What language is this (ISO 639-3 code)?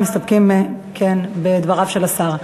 heb